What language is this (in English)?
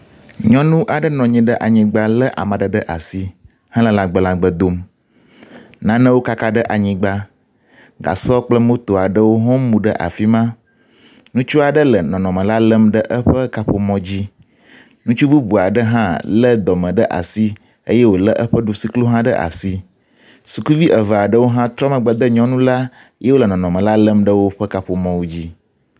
Ewe